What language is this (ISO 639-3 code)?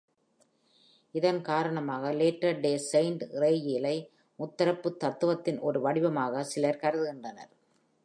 tam